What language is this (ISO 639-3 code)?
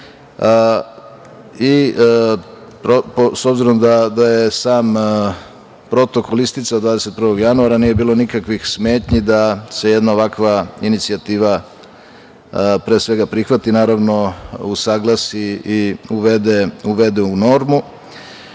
srp